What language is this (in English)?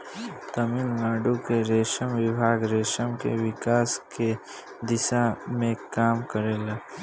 Bhojpuri